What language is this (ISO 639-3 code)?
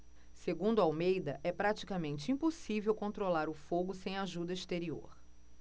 por